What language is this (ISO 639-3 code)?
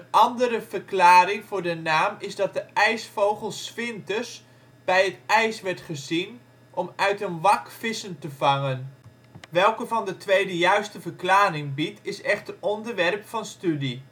nld